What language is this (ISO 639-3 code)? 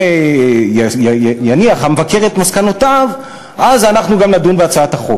heb